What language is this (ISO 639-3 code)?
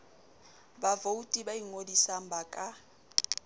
sot